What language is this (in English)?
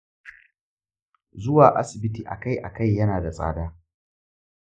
Hausa